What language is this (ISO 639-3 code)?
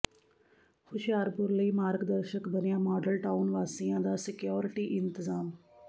pan